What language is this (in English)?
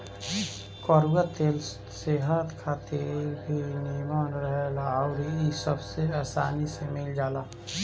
Bhojpuri